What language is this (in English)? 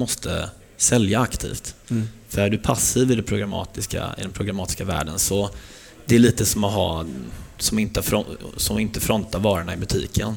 Swedish